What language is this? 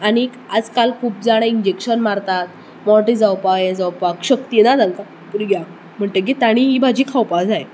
Konkani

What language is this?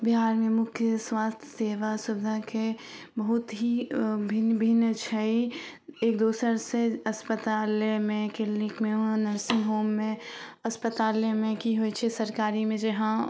Maithili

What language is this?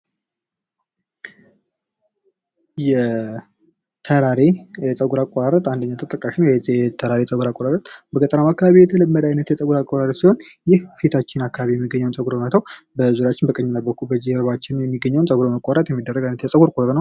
Amharic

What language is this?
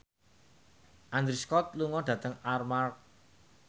Javanese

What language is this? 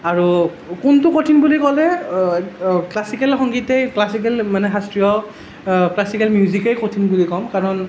Assamese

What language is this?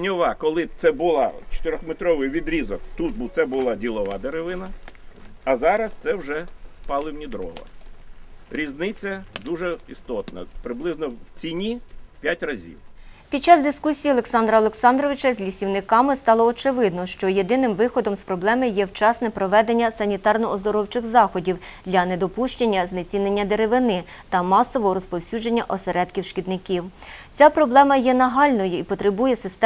Ukrainian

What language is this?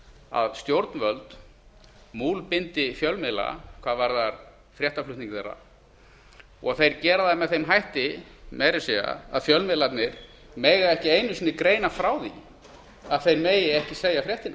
Icelandic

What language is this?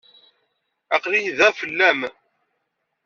Kabyle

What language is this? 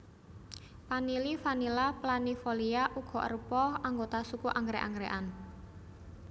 Javanese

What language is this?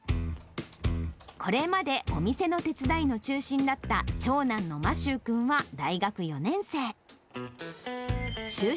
Japanese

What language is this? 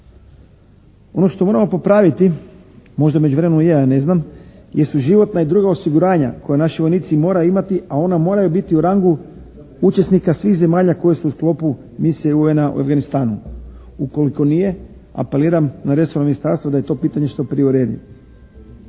Croatian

